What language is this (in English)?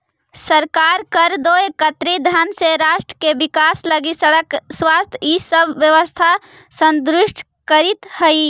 Magahi